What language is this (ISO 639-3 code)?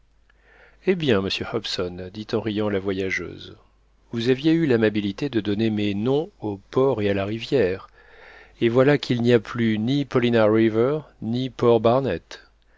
fra